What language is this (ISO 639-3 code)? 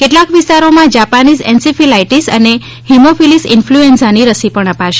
guj